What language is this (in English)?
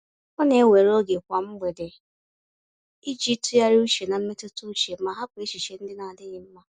Igbo